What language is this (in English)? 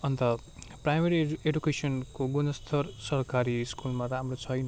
Nepali